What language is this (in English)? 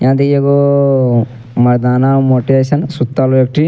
Angika